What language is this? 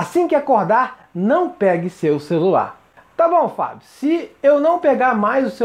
Portuguese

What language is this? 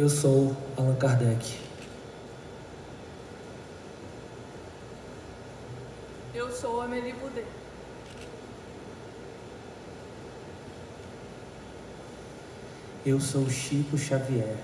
Portuguese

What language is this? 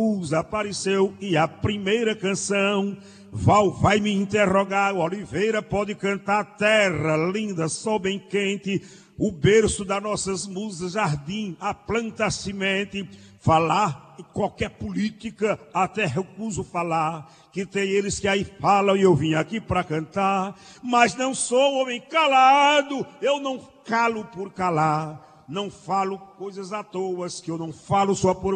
Portuguese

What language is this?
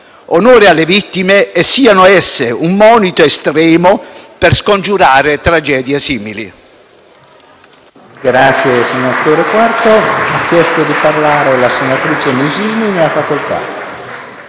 Italian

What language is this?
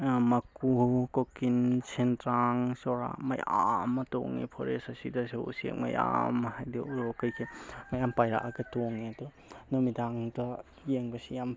Manipuri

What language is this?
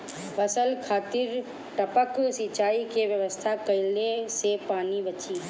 Bhojpuri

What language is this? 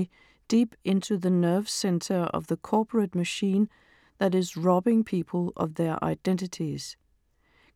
Danish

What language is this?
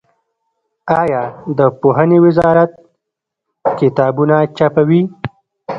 Pashto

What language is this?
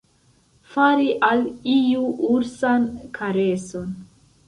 Esperanto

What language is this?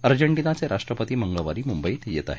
Marathi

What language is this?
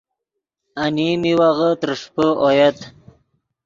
Yidgha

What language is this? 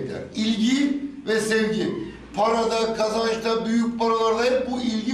Turkish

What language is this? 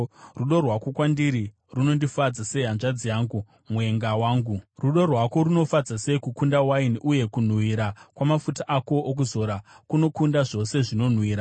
Shona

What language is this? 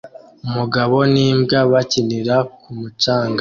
Kinyarwanda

